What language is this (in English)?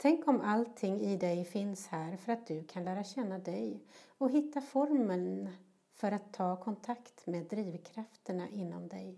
Swedish